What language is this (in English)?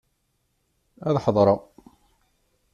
Kabyle